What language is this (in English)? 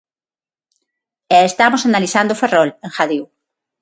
Galician